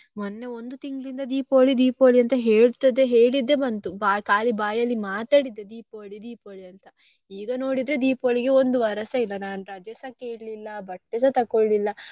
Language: Kannada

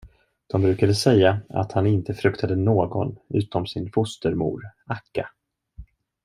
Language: Swedish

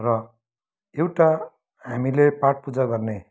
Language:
Nepali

